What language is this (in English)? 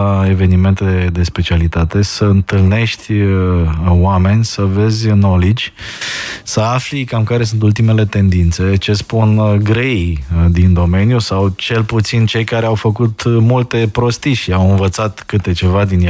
Romanian